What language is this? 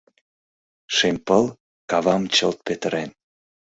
Mari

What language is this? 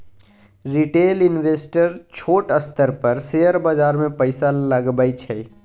Maithili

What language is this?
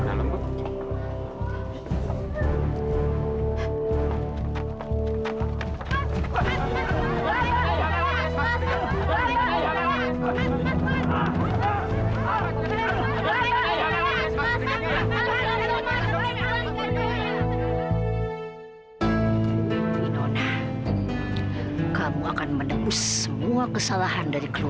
Indonesian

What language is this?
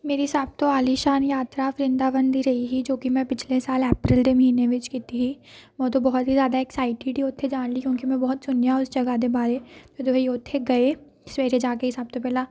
Punjabi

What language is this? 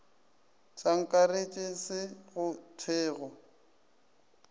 Northern Sotho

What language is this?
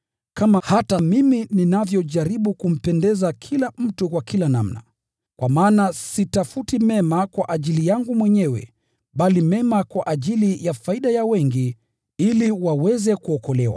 Swahili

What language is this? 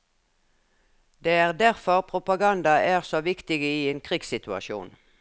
Norwegian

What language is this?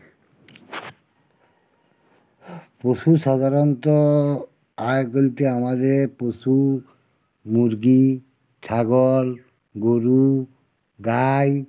Bangla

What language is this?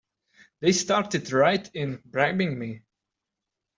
English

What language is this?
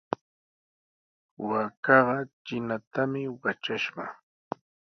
Sihuas Ancash Quechua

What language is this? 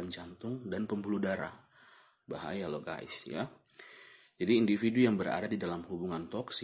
Indonesian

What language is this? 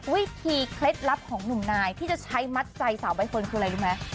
Thai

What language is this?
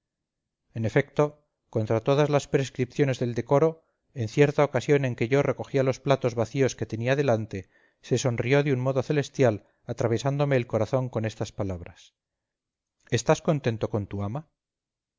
Spanish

